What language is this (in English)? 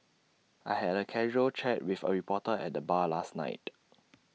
English